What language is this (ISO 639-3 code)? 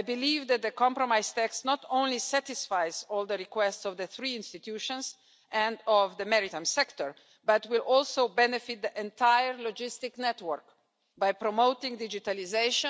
eng